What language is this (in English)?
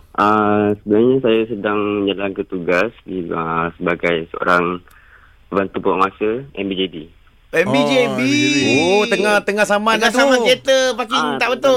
Malay